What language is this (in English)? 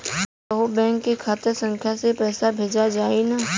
Bhojpuri